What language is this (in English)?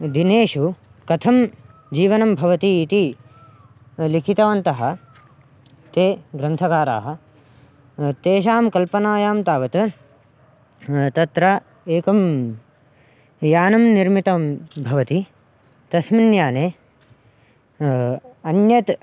Sanskrit